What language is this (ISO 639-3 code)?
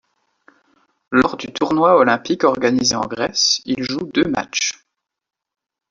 fra